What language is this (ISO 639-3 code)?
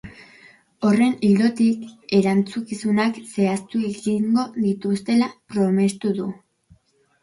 eus